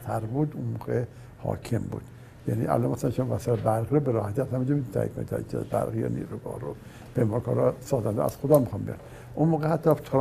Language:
Persian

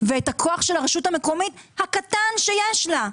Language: Hebrew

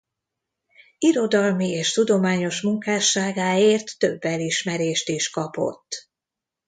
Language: Hungarian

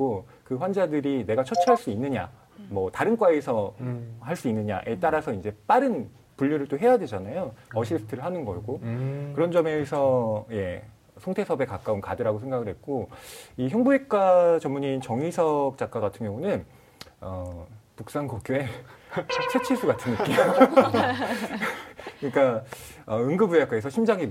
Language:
Korean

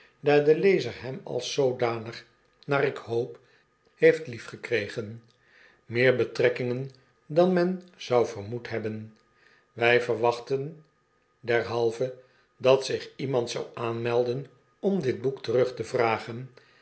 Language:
Dutch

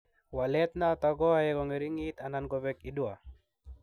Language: Kalenjin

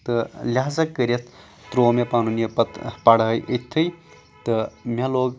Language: Kashmiri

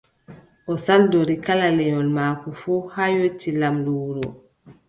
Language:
Adamawa Fulfulde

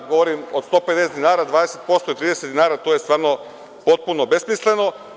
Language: Serbian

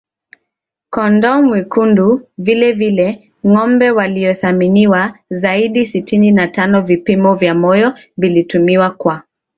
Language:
Swahili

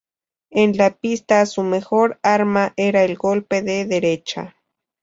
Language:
Spanish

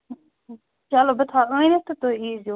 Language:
Kashmiri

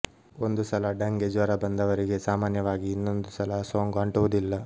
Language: Kannada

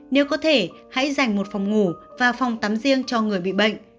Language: Vietnamese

